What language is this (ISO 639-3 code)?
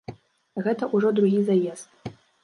bel